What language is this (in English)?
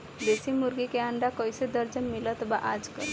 Bhojpuri